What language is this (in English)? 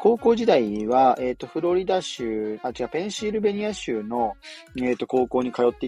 Japanese